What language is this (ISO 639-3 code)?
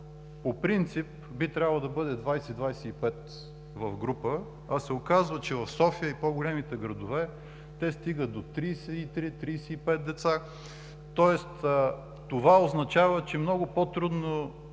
bul